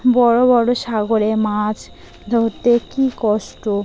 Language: Bangla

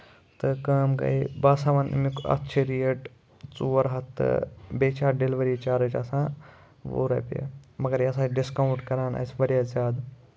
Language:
Kashmiri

